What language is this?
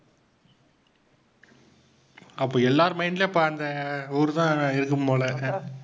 Tamil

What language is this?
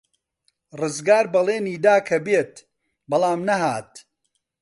Central Kurdish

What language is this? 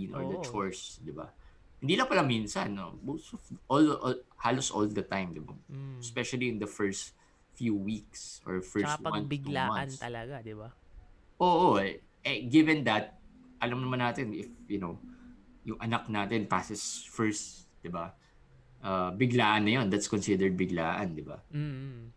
Filipino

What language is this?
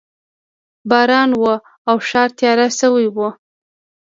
Pashto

